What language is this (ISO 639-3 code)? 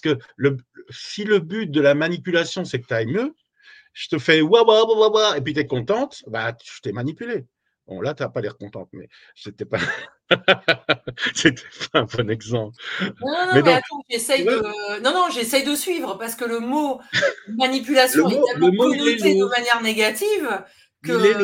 fra